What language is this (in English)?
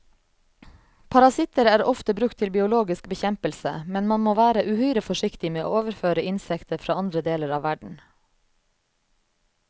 Norwegian